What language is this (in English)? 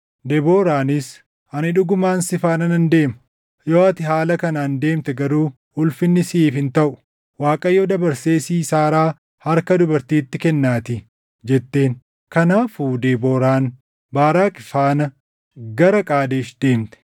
Oromo